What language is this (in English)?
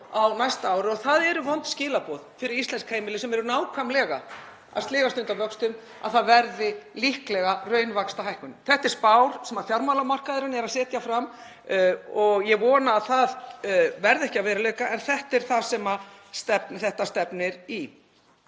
Icelandic